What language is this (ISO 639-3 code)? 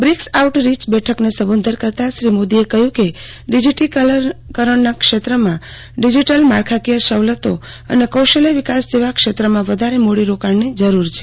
guj